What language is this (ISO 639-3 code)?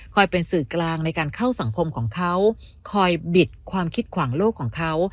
tha